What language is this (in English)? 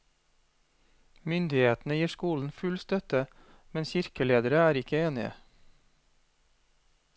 Norwegian